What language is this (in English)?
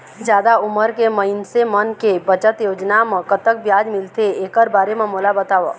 Chhattisgarhi